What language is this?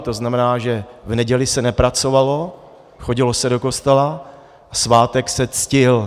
Czech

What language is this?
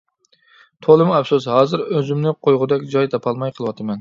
Uyghur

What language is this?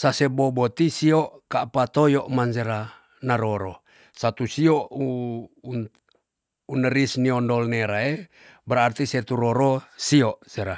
Tonsea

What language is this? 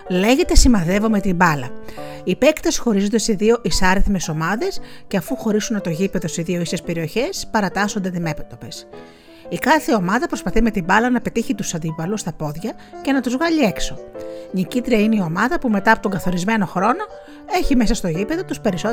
Greek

